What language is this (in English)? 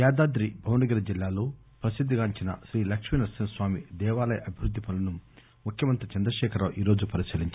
Telugu